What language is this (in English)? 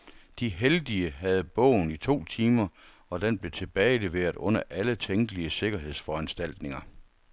Danish